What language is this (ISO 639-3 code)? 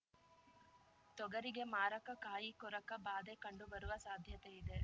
kan